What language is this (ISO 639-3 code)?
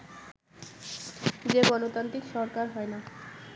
ben